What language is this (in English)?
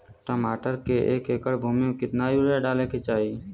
Bhojpuri